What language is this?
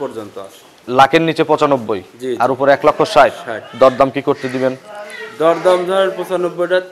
Romanian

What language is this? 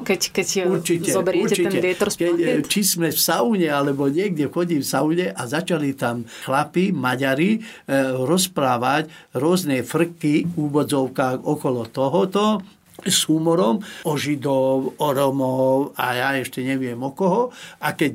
Slovak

